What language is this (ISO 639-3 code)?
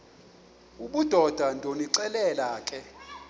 xho